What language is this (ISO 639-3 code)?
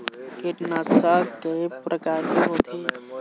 hne